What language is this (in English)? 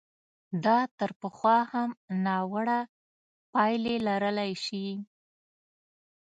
Pashto